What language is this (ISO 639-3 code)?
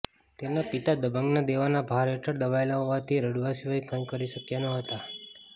guj